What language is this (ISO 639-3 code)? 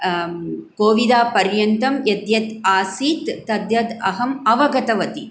san